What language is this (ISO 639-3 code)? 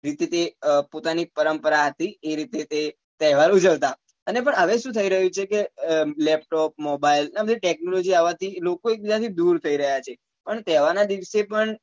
guj